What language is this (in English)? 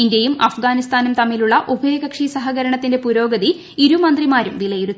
Malayalam